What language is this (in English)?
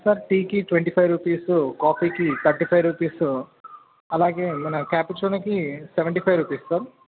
Telugu